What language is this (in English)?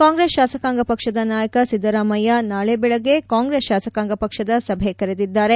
Kannada